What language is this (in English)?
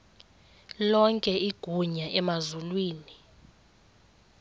Xhosa